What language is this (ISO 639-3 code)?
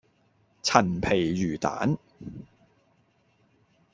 yue